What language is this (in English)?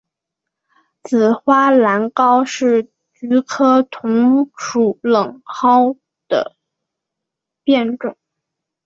Chinese